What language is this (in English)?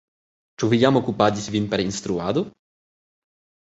Esperanto